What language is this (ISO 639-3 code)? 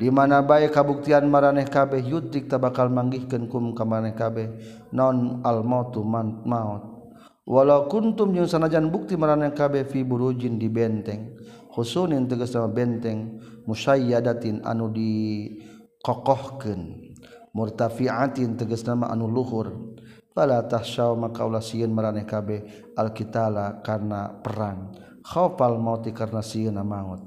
msa